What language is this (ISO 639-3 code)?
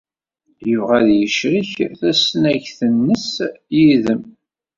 kab